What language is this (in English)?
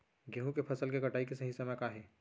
Chhattisgarhi